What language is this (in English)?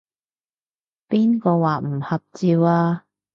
Cantonese